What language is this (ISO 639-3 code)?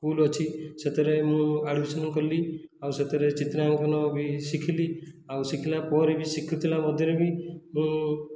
ori